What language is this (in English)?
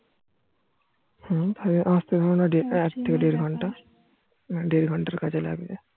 Bangla